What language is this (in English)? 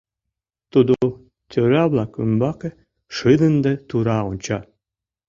Mari